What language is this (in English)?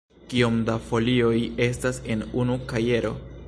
Esperanto